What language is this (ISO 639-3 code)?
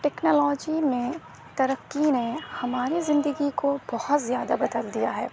urd